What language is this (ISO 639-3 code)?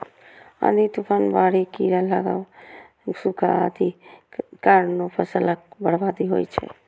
mai